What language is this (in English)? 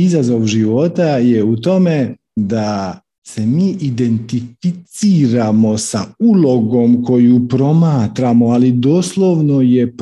Croatian